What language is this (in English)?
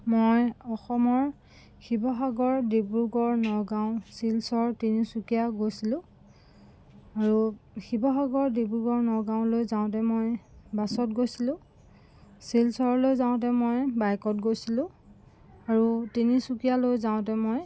Assamese